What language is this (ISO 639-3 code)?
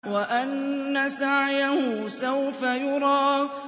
ara